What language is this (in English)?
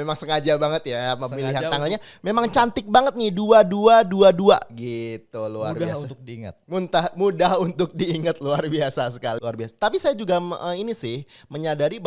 Indonesian